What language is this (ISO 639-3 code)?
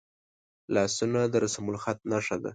pus